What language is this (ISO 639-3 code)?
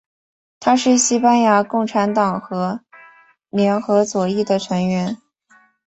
zho